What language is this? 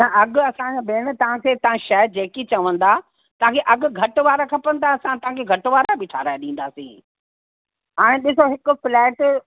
Sindhi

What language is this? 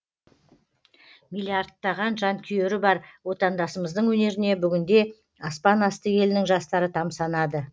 Kazakh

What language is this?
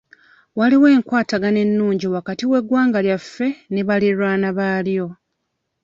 Ganda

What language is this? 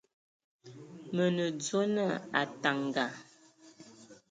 Ewondo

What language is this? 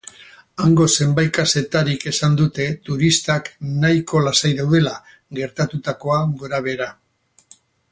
Basque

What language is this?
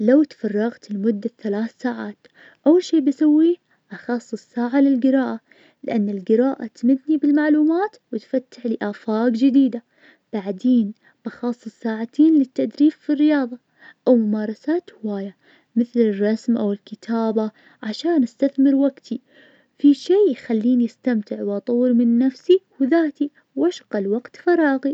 Najdi Arabic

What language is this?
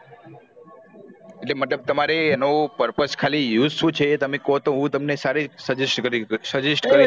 Gujarati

